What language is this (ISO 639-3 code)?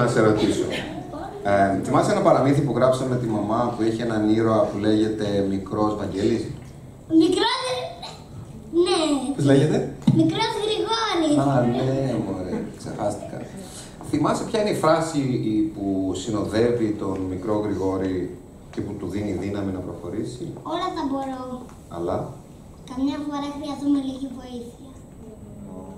ell